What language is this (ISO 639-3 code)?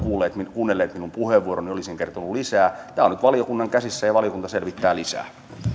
fin